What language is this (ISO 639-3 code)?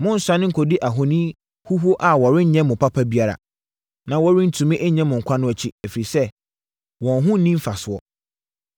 aka